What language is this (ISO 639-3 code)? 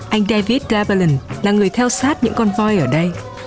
vie